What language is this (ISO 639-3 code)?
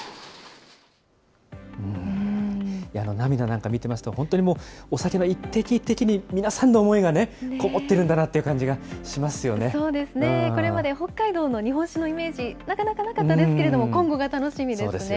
jpn